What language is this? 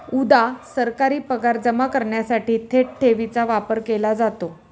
Marathi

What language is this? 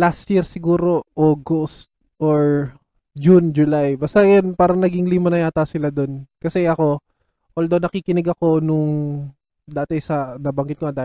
Filipino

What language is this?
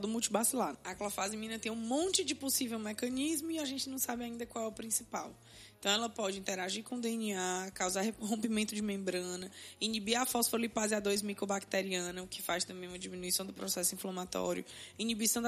Portuguese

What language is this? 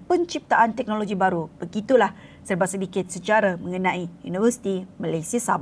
Malay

